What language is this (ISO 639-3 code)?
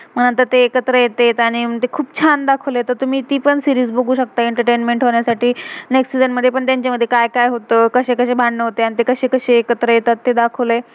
mar